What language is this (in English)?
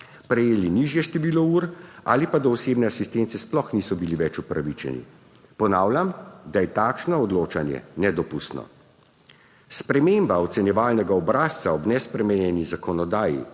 Slovenian